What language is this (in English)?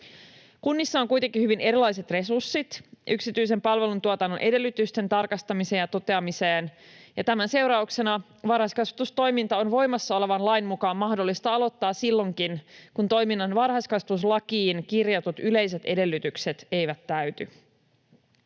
Finnish